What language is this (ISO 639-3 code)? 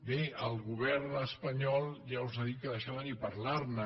cat